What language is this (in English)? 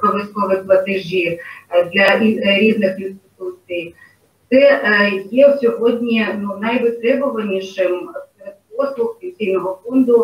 Ukrainian